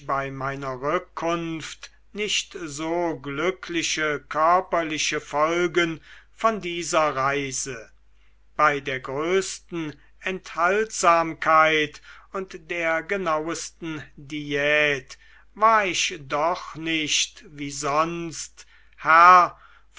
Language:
German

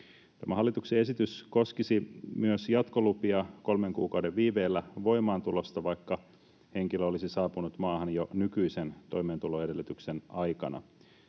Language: Finnish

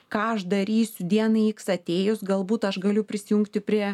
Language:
Lithuanian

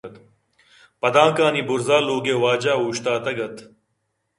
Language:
Eastern Balochi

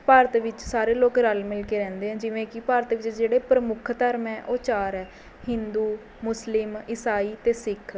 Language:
Punjabi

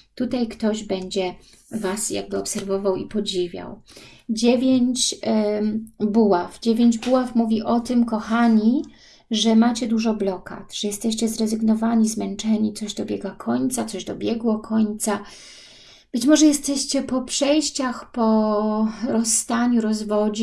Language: Polish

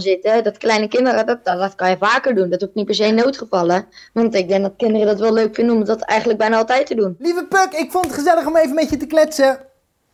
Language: Dutch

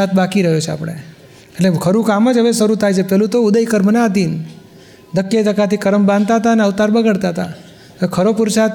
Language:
Gujarati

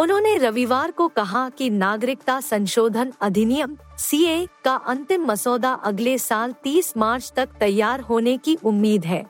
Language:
Hindi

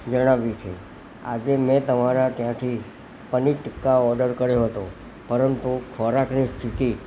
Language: Gujarati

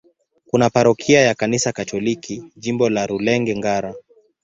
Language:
Swahili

